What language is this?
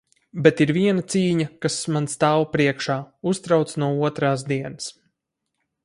Latvian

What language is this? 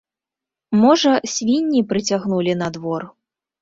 Belarusian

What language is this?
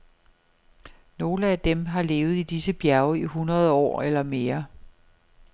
Danish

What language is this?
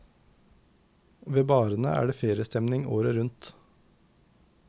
Norwegian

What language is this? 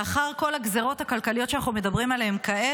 Hebrew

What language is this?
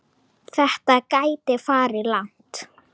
Icelandic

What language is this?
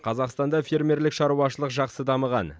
Kazakh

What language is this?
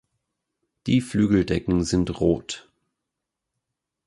German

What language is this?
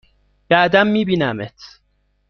Persian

